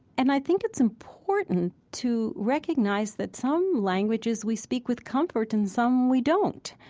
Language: English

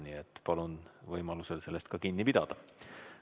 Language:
Estonian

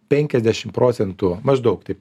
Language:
Lithuanian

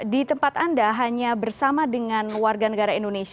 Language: Indonesian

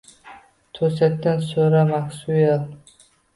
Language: Uzbek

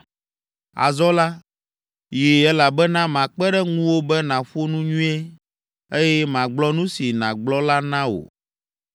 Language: Ewe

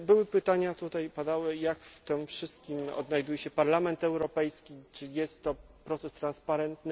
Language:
Polish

